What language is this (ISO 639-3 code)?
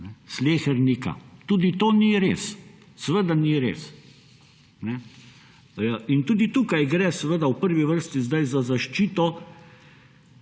slv